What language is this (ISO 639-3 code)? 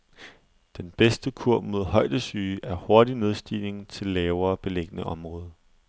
dan